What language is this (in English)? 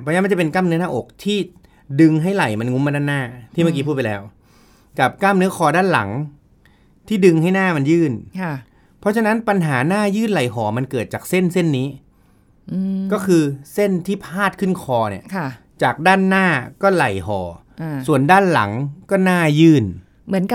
Thai